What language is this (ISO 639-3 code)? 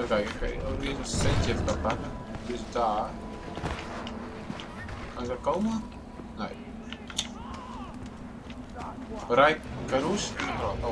nld